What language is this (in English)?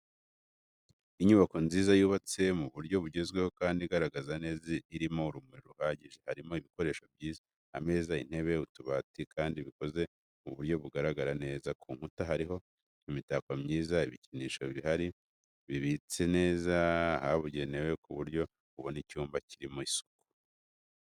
Kinyarwanda